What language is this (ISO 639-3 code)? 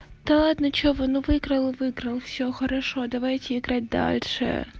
rus